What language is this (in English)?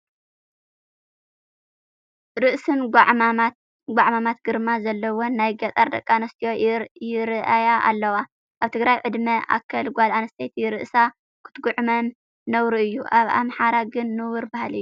Tigrinya